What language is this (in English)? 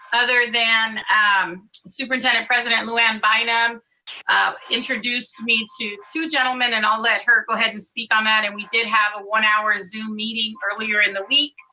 English